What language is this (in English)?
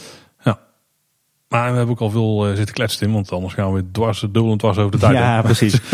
Dutch